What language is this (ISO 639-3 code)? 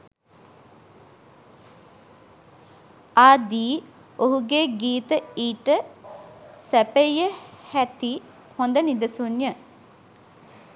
sin